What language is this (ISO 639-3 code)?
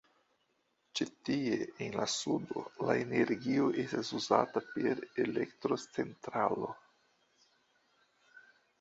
epo